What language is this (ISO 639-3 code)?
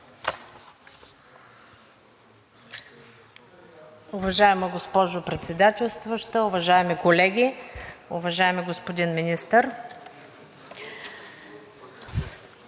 bul